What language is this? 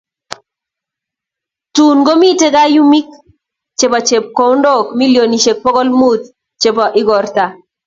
Kalenjin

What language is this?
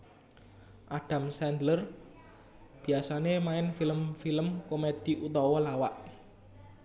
Javanese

